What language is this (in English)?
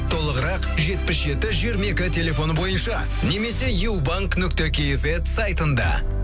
Kazakh